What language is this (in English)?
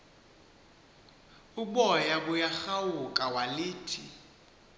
Xhosa